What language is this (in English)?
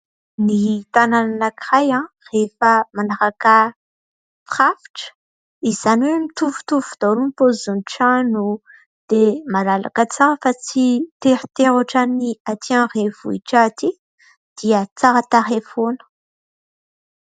Malagasy